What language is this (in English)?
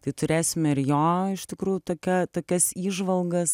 Lithuanian